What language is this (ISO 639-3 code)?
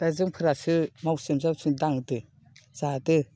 brx